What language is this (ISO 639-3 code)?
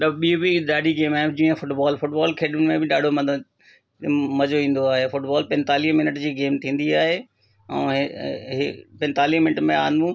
snd